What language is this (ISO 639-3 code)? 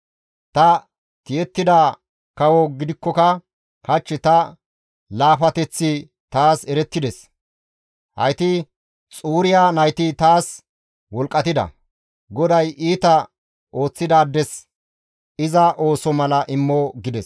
gmv